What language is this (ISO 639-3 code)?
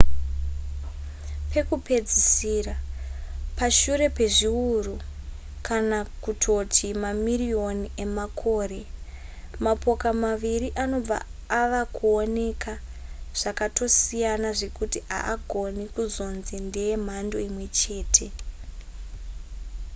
sna